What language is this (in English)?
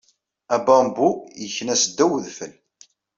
Kabyle